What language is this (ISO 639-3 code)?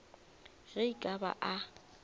nso